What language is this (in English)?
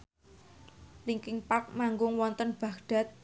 Javanese